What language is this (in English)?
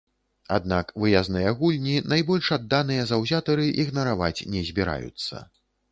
Belarusian